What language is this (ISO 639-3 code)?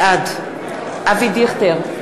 heb